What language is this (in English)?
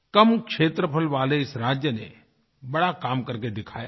Hindi